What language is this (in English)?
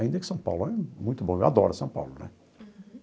Portuguese